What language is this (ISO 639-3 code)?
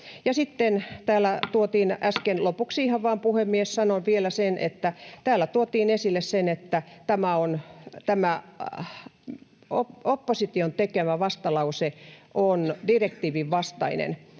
fin